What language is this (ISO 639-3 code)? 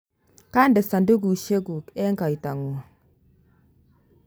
kln